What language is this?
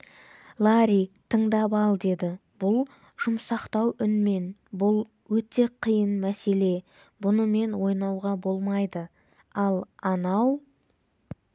Kazakh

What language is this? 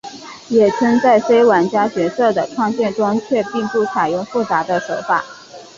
Chinese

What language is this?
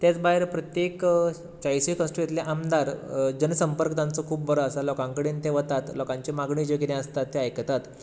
Konkani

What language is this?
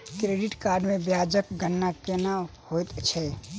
Maithili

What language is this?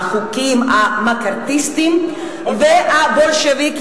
Hebrew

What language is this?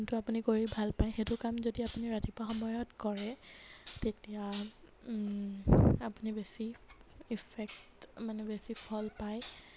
Assamese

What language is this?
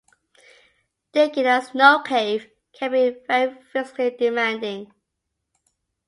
English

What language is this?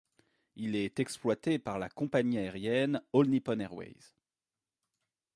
French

